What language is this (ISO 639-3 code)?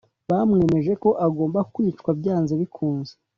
kin